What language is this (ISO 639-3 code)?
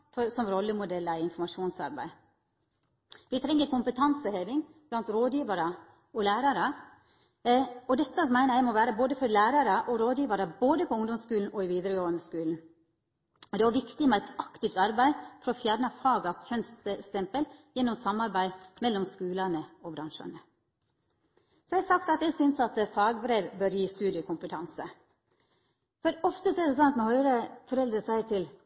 nno